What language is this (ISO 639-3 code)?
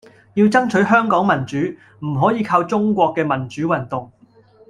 yue